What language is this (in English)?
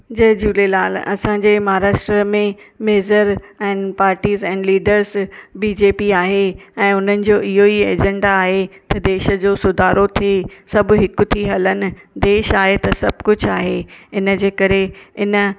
Sindhi